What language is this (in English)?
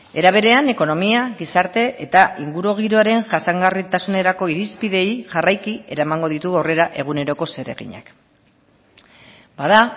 Basque